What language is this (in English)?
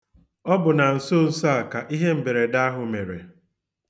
Igbo